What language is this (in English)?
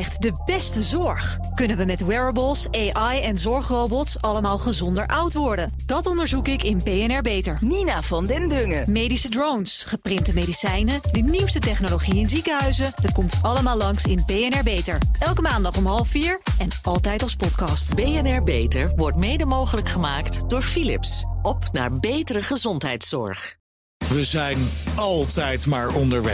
Dutch